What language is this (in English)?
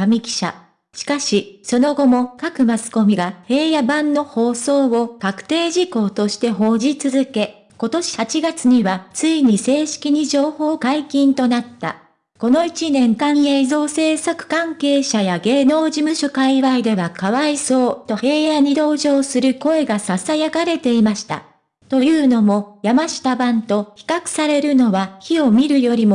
Japanese